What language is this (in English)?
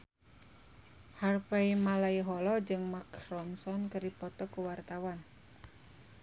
Sundanese